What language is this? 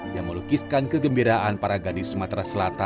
Indonesian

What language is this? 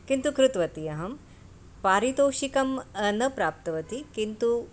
Sanskrit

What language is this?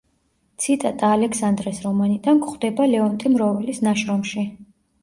Georgian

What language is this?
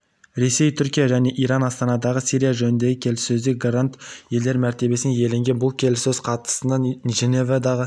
Kazakh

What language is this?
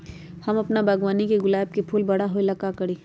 Magahi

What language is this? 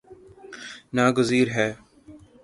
Urdu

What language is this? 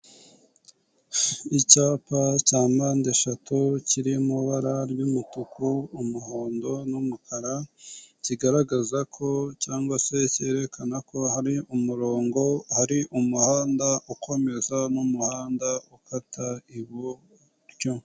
Kinyarwanda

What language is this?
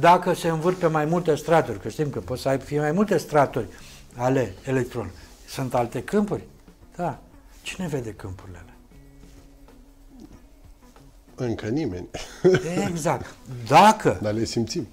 Romanian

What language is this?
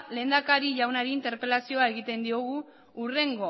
Basque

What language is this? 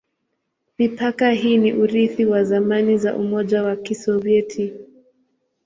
Swahili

